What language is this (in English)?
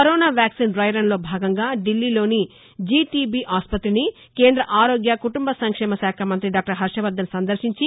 Telugu